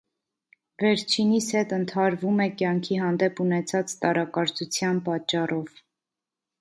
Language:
Armenian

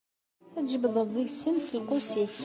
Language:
Kabyle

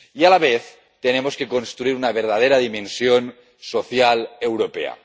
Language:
Spanish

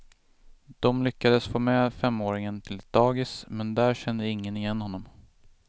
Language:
Swedish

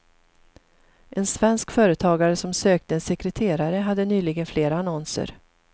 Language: Swedish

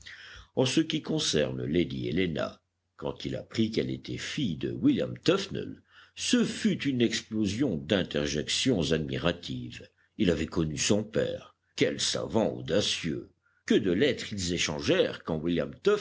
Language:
French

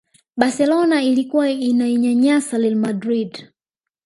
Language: Swahili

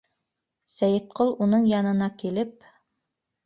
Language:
Bashkir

